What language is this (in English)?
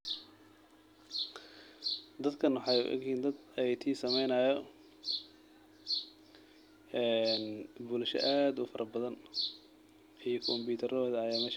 Somali